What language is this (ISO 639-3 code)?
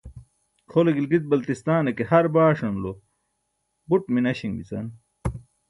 bsk